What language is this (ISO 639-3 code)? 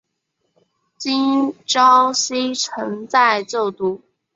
zho